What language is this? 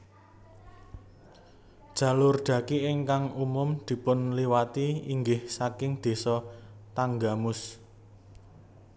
Javanese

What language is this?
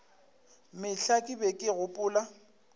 Northern Sotho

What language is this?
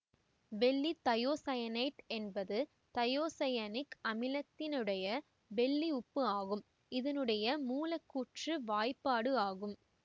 Tamil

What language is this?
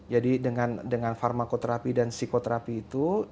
Indonesian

